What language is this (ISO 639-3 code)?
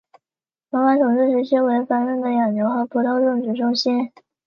zho